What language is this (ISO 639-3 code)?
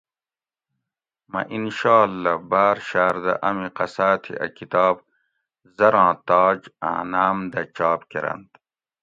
gwc